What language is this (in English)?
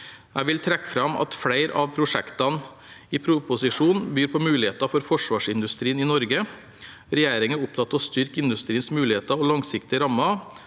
Norwegian